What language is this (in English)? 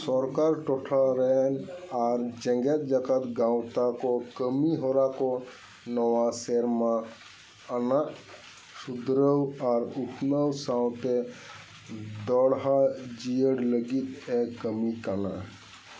Santali